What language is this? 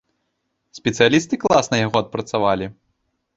Belarusian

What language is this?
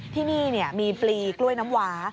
Thai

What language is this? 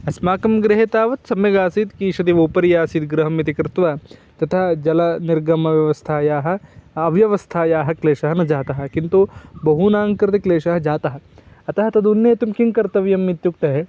Sanskrit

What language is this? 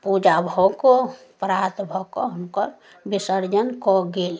Maithili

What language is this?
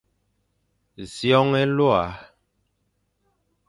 Fang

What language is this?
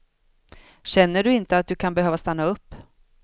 Swedish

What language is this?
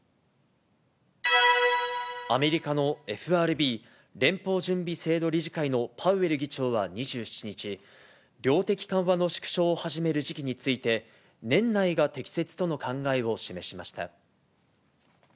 Japanese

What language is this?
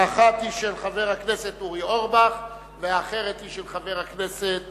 Hebrew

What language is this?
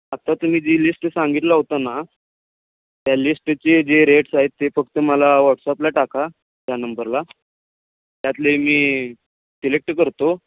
Marathi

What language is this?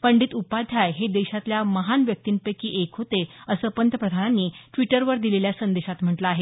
Marathi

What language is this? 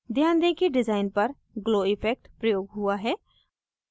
Hindi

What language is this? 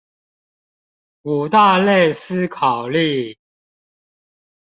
Chinese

